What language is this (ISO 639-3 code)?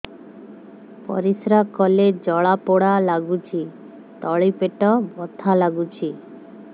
ori